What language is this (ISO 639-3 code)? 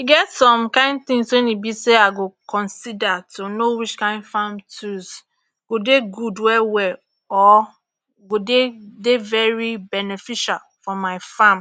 pcm